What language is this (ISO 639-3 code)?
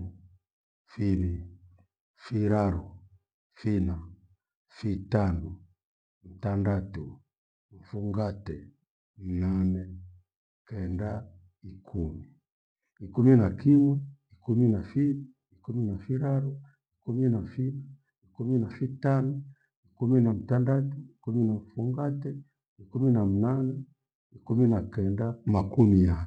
gwe